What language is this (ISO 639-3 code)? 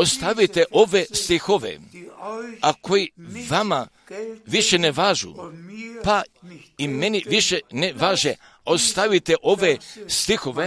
hrv